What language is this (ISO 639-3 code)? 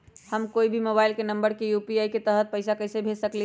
mag